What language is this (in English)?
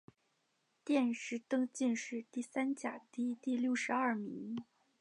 Chinese